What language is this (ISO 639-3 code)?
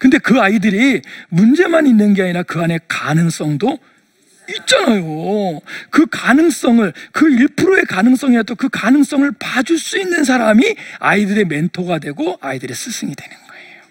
kor